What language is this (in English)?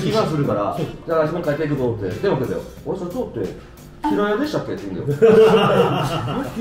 Japanese